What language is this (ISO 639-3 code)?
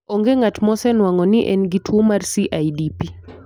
luo